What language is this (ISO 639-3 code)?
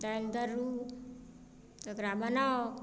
mai